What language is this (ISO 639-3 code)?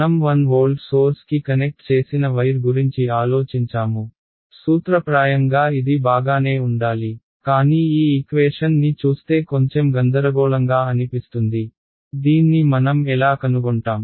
tel